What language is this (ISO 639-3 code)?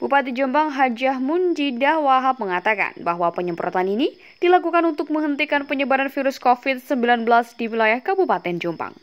ind